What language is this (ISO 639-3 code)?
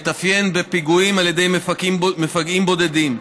heb